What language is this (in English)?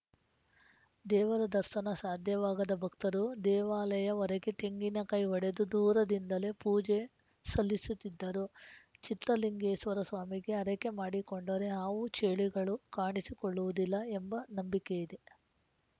Kannada